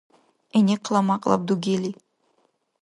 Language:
Dargwa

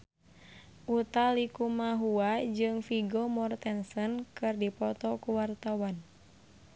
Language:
Sundanese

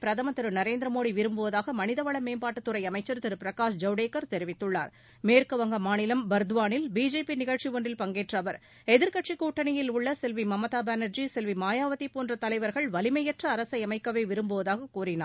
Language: Tamil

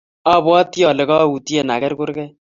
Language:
Kalenjin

